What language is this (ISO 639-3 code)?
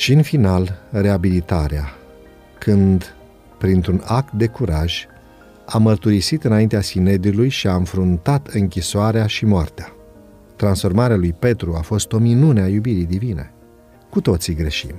ron